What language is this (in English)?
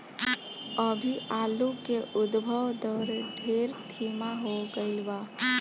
Bhojpuri